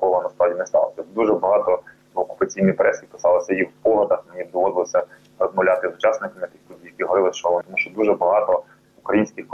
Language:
Ukrainian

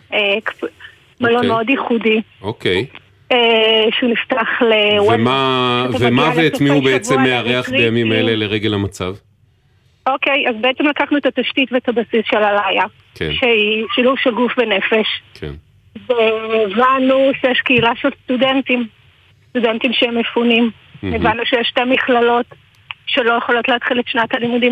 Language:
Hebrew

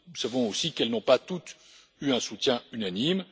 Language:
French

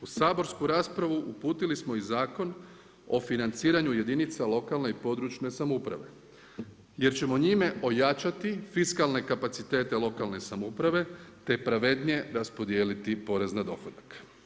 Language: Croatian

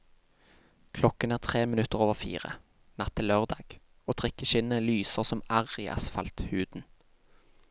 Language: Norwegian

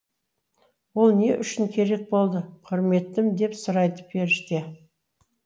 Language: Kazakh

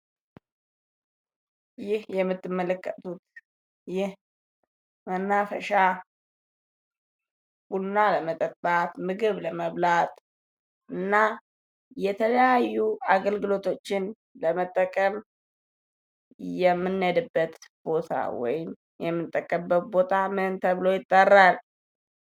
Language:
Amharic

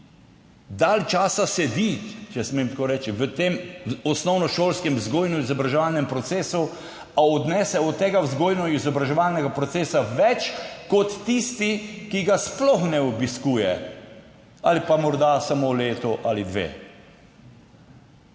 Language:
Slovenian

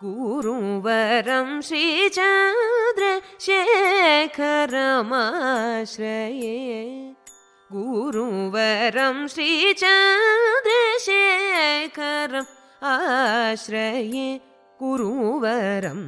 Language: Telugu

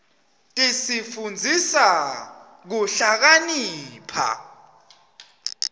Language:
Swati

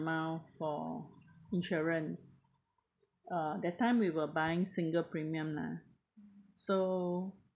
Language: English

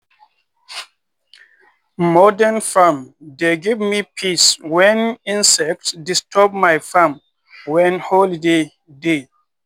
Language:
Nigerian Pidgin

